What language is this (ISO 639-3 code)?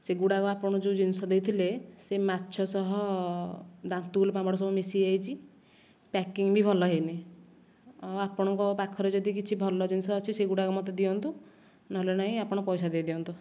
ori